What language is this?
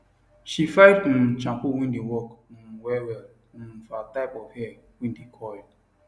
Nigerian Pidgin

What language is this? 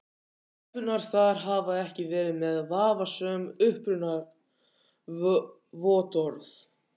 Icelandic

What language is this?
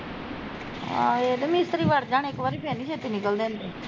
Punjabi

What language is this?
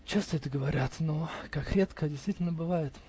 Russian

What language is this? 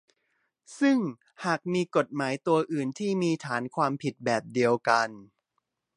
Thai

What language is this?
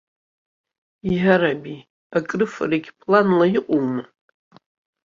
Abkhazian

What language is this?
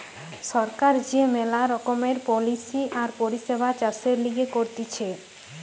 Bangla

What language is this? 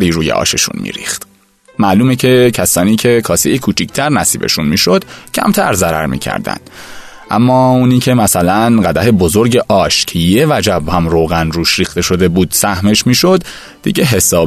Persian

